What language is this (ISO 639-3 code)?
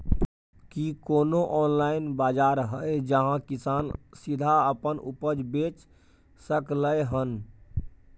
mai